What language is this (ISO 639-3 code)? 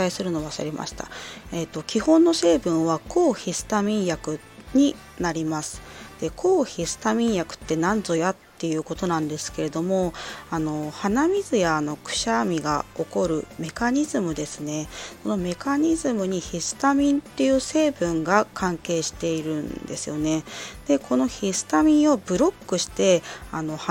jpn